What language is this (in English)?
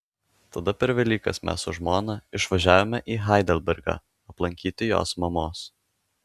Lithuanian